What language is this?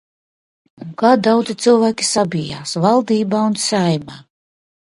Latvian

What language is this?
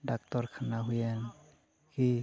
Santali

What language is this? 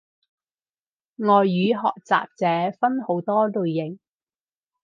Cantonese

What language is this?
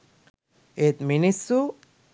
Sinhala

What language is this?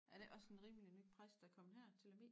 Danish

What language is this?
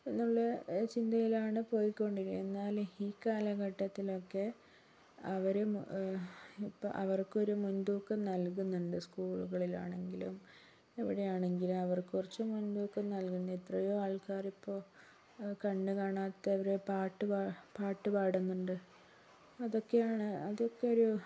Malayalam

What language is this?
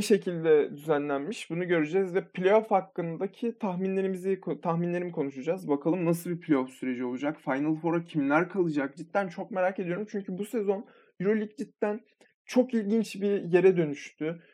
Turkish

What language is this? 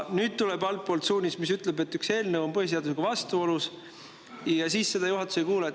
Estonian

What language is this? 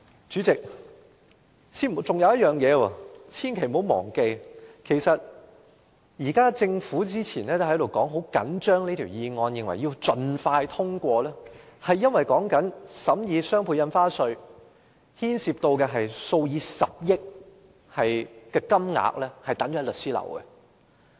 Cantonese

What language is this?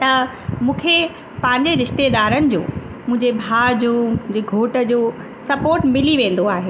Sindhi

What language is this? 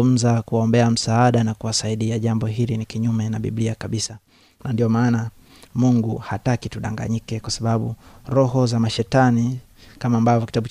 Swahili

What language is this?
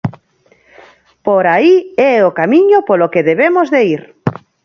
Galician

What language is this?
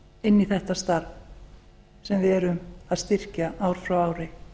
Icelandic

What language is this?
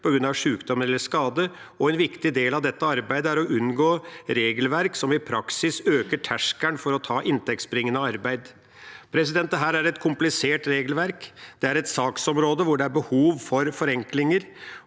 Norwegian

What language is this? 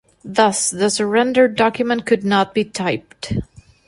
English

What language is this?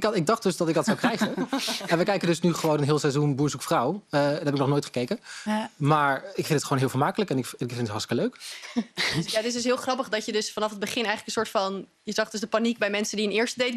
Dutch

